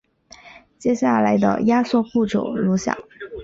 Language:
Chinese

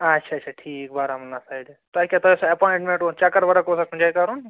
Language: Kashmiri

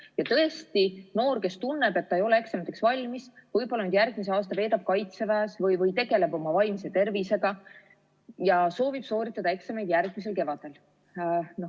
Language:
Estonian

